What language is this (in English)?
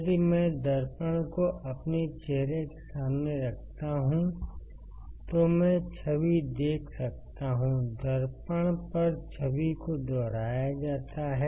Hindi